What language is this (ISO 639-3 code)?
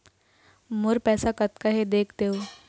hne